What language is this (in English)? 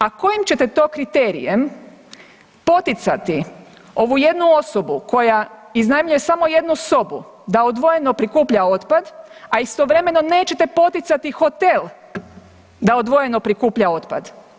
Croatian